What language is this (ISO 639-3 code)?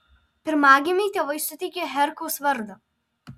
lit